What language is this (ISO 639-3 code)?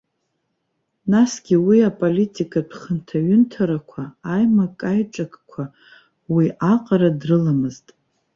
abk